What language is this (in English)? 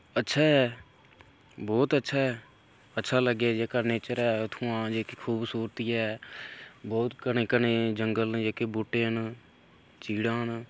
Dogri